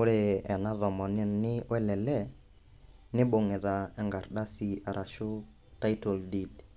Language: Masai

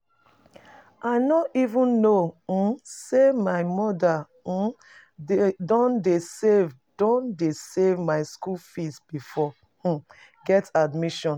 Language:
Nigerian Pidgin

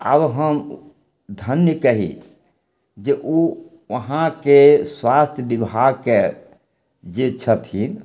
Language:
Maithili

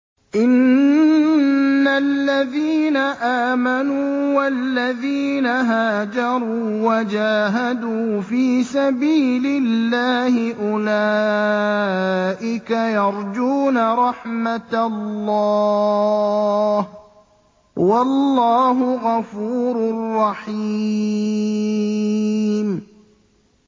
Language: Arabic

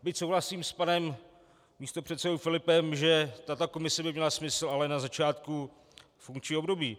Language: Czech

